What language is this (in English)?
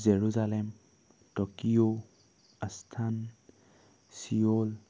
Assamese